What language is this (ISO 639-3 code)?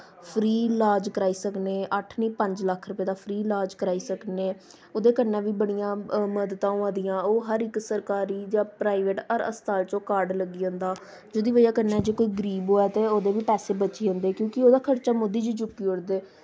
doi